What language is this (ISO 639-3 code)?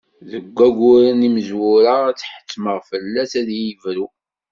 kab